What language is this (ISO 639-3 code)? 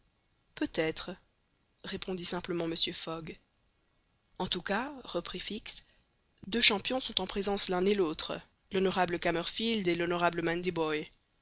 fra